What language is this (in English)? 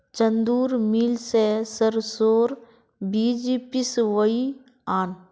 Magahi